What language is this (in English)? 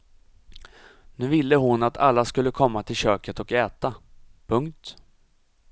Swedish